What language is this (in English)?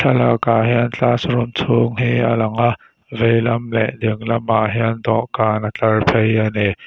Mizo